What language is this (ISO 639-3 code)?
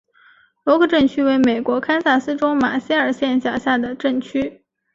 zho